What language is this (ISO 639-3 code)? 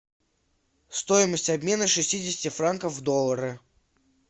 rus